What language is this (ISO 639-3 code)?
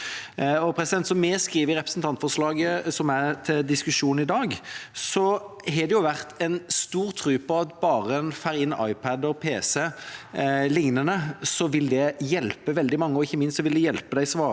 nor